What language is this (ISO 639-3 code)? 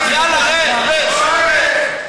heb